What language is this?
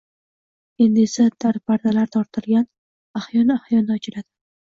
Uzbek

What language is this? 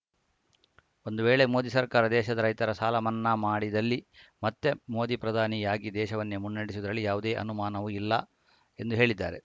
Kannada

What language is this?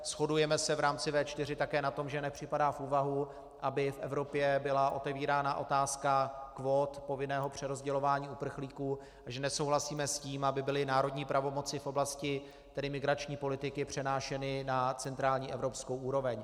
Czech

